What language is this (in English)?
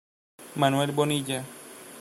Spanish